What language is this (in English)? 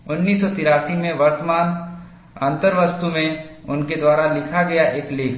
Hindi